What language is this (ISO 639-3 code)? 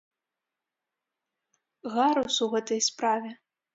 bel